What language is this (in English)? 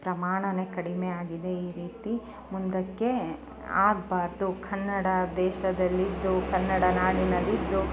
Kannada